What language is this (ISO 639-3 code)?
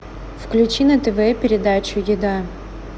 rus